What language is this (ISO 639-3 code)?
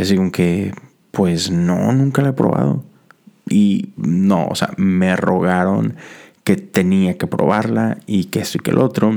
spa